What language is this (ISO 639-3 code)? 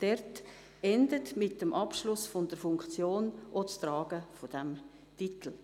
gsw